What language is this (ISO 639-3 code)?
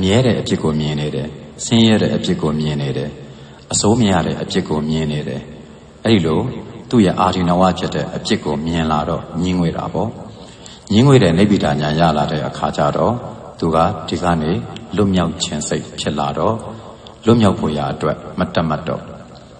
ron